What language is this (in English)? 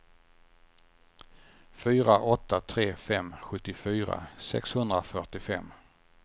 Swedish